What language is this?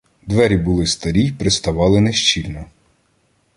Ukrainian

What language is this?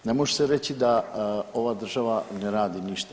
Croatian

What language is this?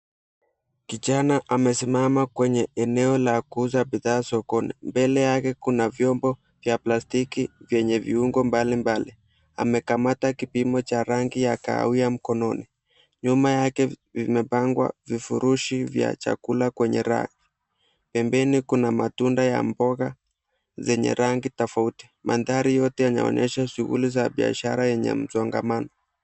Swahili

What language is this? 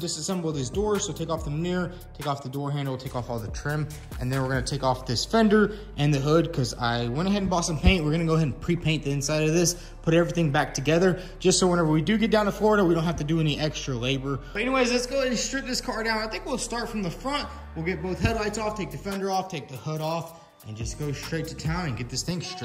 English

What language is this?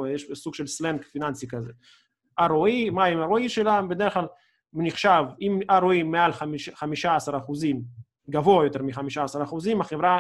Hebrew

